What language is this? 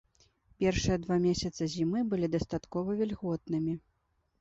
Belarusian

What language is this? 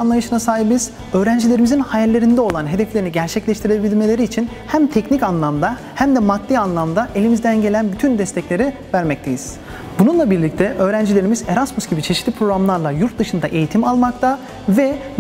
Turkish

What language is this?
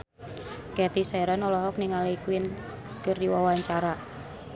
Sundanese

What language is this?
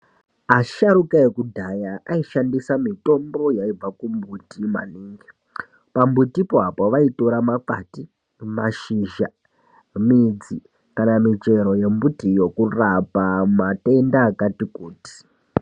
Ndau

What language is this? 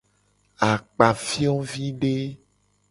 Gen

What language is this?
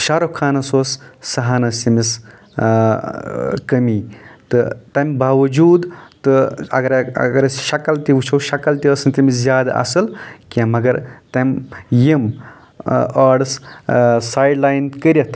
Kashmiri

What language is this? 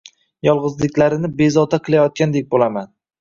Uzbek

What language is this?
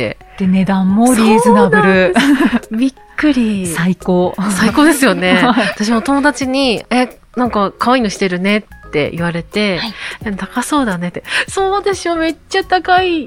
Japanese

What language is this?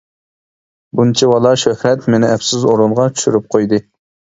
Uyghur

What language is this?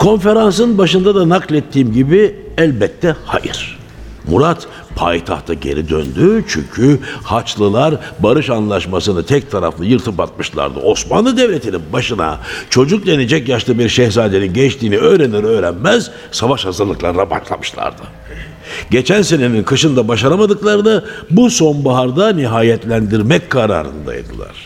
Turkish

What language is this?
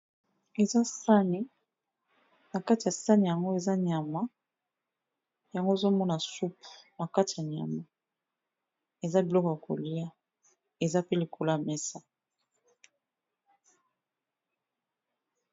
Lingala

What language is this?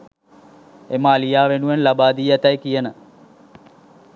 Sinhala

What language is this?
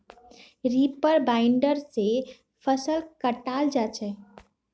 Magahi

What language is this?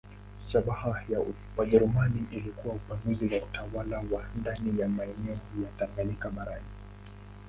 Swahili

